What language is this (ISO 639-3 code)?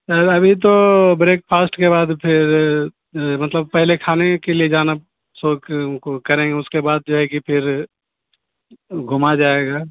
urd